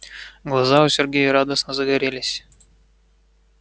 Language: Russian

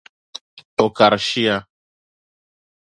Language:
Dagbani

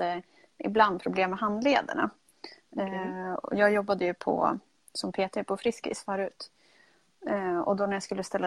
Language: Swedish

